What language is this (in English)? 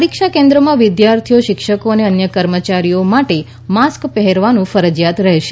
Gujarati